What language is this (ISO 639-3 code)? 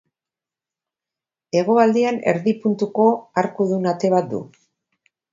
eus